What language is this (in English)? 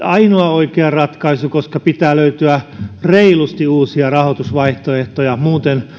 Finnish